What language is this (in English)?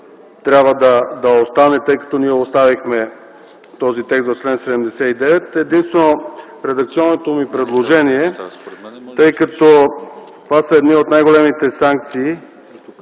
Bulgarian